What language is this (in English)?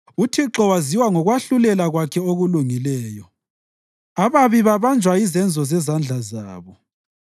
North Ndebele